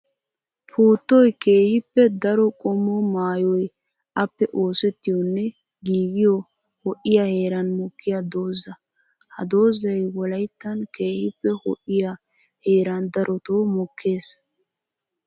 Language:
Wolaytta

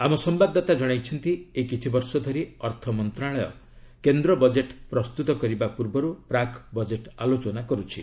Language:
Odia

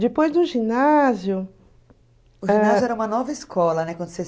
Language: Portuguese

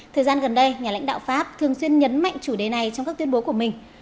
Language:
Vietnamese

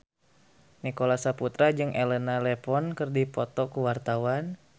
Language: Sundanese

